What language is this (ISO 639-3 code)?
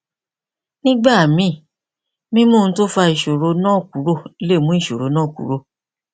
yor